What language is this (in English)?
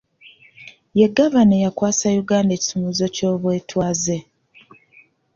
Ganda